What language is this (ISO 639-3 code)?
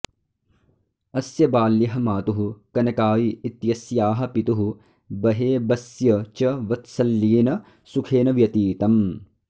san